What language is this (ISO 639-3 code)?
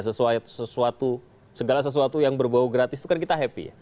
ind